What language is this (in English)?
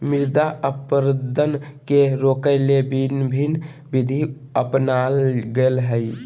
Magahi